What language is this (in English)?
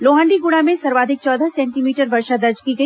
Hindi